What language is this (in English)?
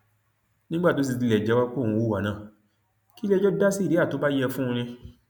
Yoruba